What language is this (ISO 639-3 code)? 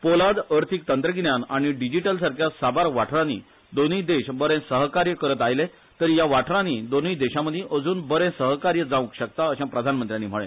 kok